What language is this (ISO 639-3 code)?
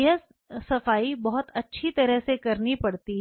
hin